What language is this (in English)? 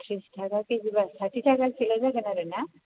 Bodo